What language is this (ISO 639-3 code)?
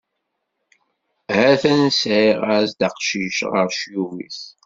kab